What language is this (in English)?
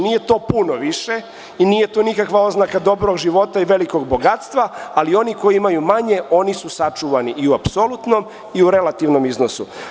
Serbian